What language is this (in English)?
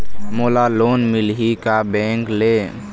Chhattisgarhi